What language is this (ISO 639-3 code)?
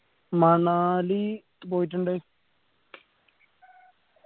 mal